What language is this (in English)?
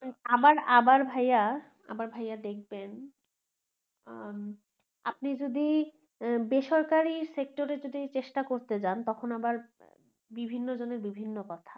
Bangla